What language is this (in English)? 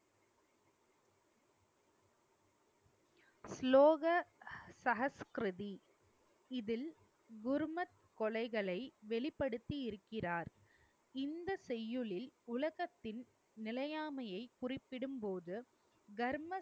Tamil